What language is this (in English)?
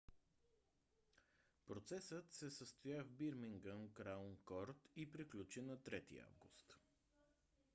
Bulgarian